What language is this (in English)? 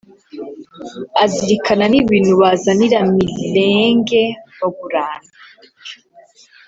Kinyarwanda